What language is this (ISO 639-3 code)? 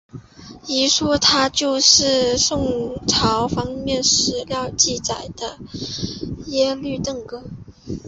zho